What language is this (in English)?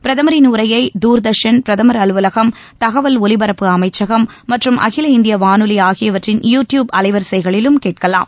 Tamil